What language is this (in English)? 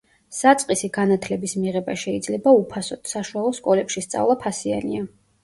Georgian